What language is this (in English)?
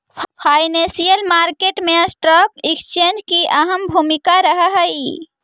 Magahi